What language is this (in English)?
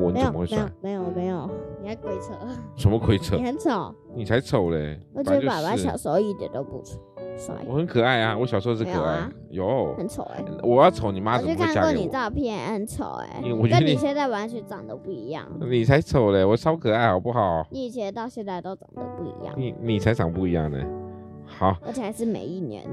Chinese